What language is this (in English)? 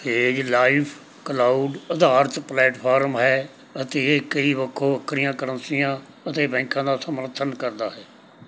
Punjabi